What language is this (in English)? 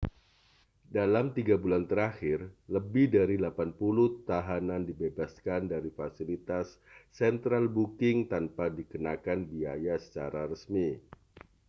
Indonesian